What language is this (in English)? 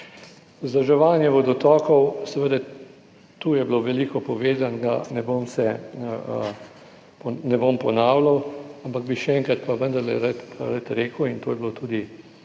Slovenian